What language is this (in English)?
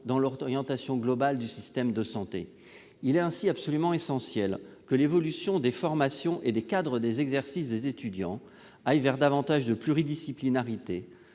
French